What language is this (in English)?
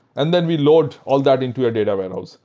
English